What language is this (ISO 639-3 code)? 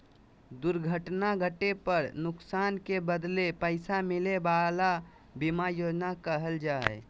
mag